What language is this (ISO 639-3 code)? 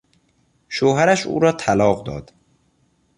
fas